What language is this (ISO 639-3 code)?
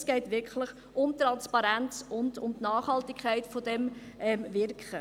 gsw